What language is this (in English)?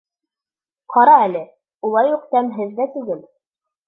Bashkir